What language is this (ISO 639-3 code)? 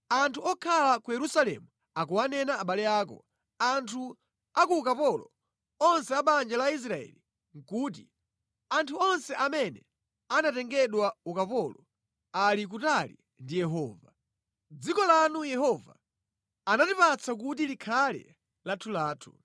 nya